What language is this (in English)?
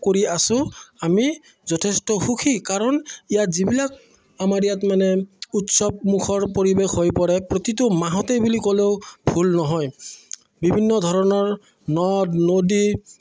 Assamese